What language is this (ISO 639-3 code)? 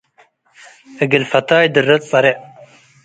tig